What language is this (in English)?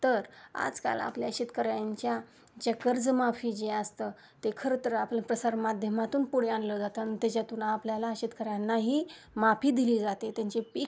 Marathi